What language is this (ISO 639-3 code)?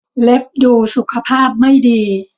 tha